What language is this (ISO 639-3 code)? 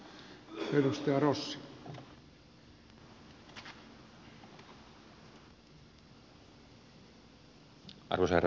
fin